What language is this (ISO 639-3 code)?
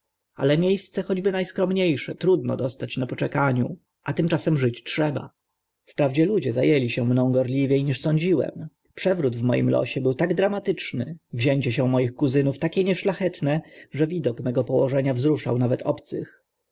pol